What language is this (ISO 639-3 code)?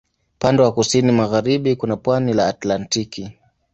swa